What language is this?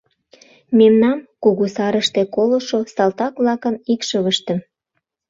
Mari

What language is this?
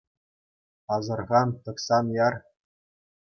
Chuvash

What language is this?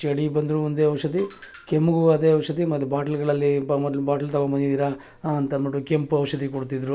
Kannada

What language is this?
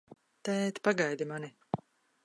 Latvian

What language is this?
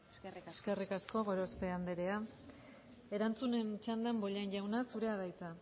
Basque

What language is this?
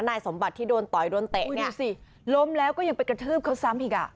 Thai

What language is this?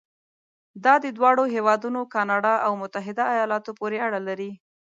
Pashto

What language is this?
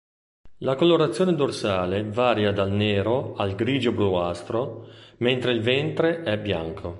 Italian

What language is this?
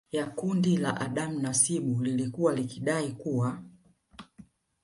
Swahili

